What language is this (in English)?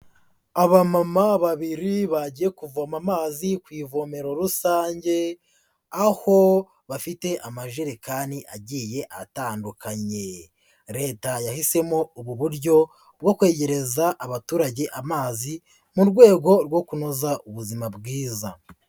Kinyarwanda